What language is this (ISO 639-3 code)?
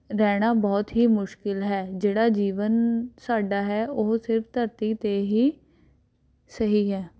pan